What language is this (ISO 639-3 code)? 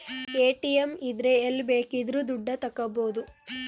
kan